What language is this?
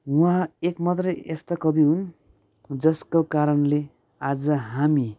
Nepali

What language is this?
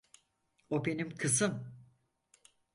Turkish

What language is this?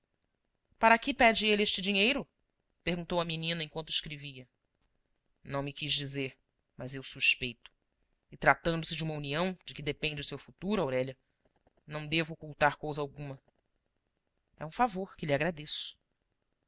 Portuguese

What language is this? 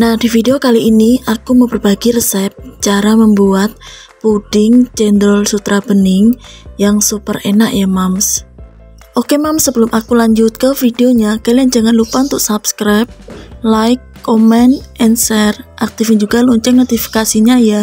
Indonesian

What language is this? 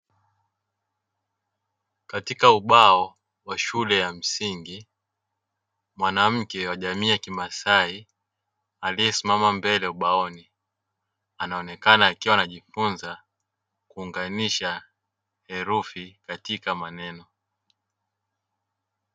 Swahili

